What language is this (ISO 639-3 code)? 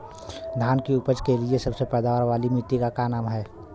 bho